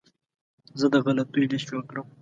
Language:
Pashto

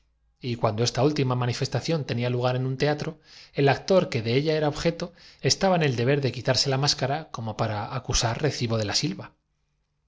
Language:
Spanish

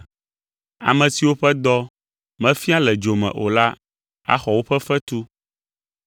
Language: Ewe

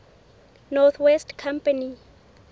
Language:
Southern Sotho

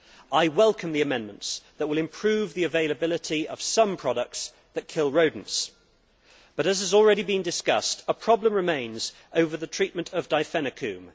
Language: English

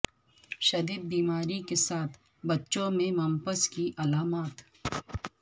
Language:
Urdu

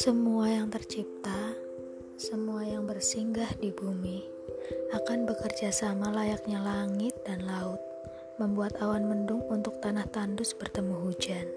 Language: Indonesian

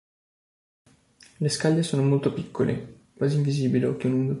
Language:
Italian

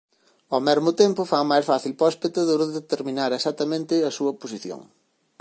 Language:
Galician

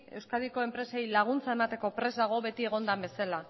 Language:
Basque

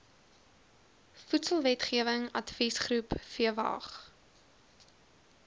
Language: Afrikaans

